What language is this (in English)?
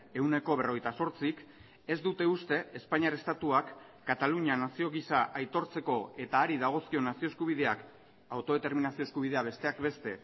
Basque